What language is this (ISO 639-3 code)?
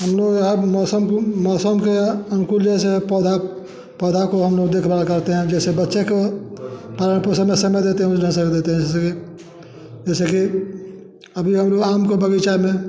hin